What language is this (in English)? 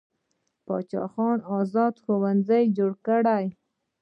Pashto